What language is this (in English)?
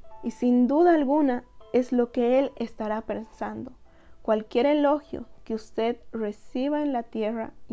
Spanish